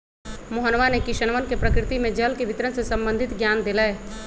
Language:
Magahi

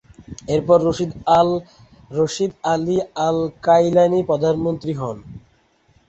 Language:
Bangla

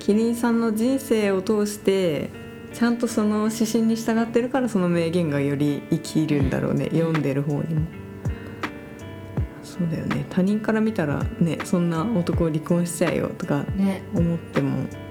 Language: Japanese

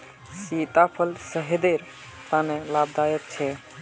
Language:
Magahi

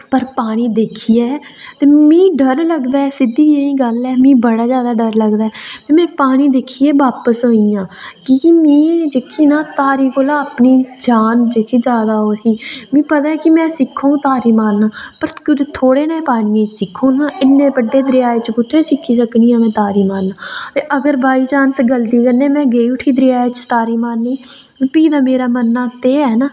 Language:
Dogri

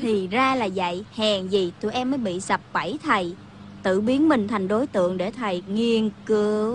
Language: Vietnamese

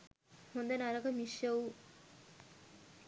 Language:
Sinhala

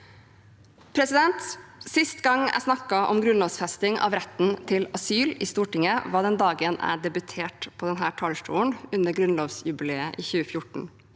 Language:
Norwegian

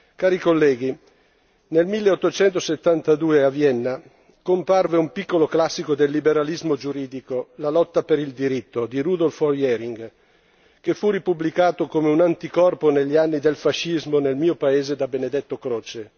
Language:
Italian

